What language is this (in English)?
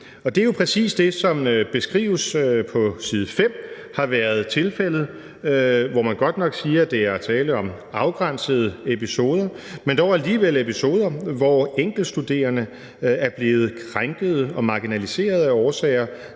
Danish